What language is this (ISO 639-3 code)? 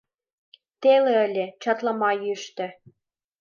chm